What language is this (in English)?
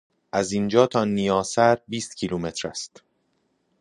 Persian